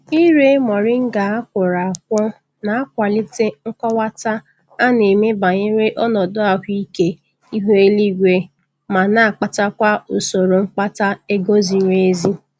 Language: Igbo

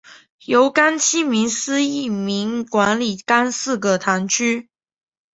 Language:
Chinese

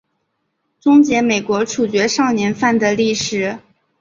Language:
Chinese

